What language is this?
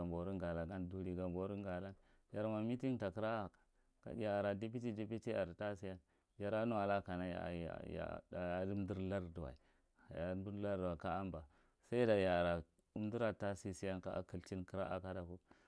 Marghi Central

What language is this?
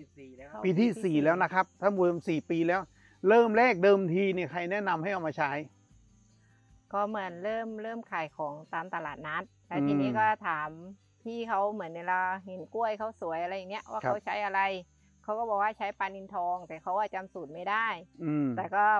Thai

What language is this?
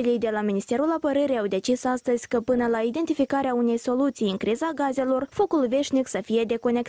Romanian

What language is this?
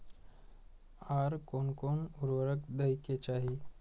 Maithili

